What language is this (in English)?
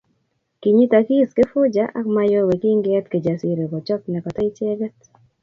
Kalenjin